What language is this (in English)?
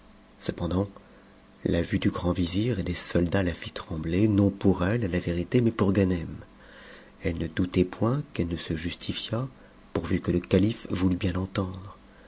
French